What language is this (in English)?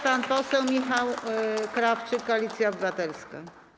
Polish